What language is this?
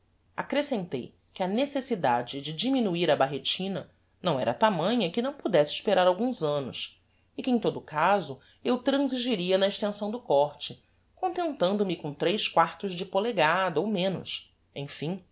Portuguese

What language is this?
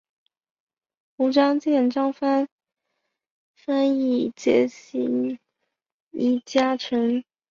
Chinese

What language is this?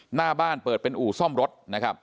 Thai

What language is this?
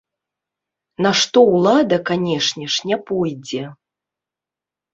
Belarusian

